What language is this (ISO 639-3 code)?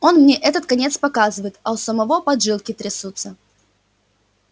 rus